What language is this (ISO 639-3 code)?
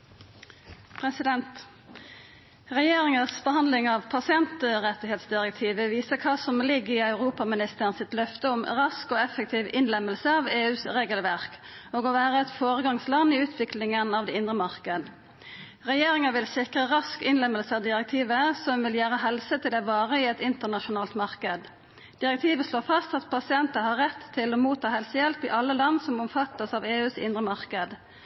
nno